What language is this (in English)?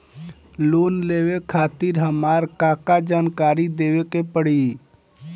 Bhojpuri